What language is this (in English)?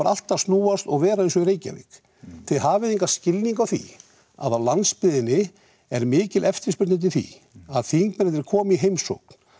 Icelandic